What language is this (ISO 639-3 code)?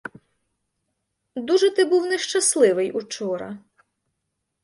ukr